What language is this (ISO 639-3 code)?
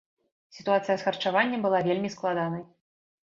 bel